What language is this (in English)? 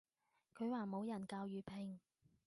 Cantonese